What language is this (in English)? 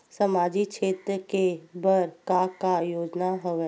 Chhattisgarhi